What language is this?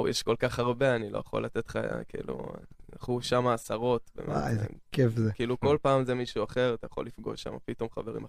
Hebrew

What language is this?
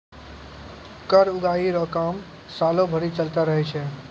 Maithili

